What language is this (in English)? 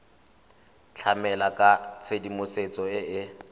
Tswana